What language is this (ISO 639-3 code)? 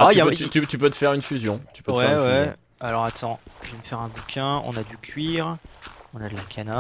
fra